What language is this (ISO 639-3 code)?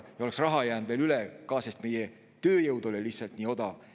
est